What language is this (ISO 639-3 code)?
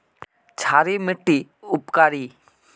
mag